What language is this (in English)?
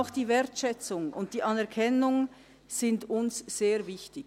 Swiss German